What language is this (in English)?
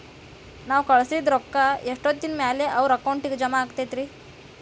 Kannada